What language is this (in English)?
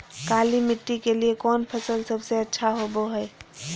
Magahi